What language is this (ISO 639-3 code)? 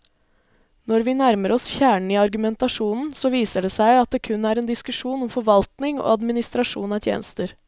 nor